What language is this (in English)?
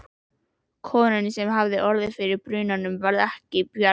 Icelandic